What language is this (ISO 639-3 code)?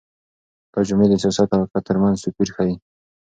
pus